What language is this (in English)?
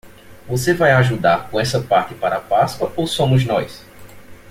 Portuguese